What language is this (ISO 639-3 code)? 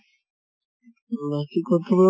asm